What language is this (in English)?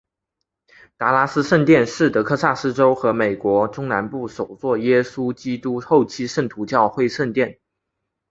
Chinese